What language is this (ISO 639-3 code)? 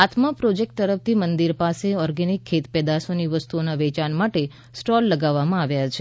guj